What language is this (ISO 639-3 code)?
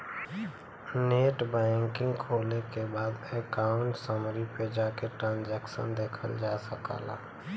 bho